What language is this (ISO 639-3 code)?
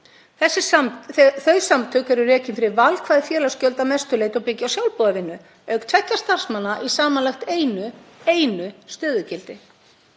isl